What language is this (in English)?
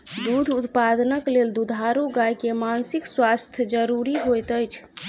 Maithili